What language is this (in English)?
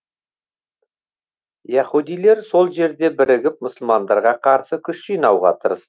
Kazakh